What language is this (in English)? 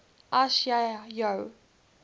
Afrikaans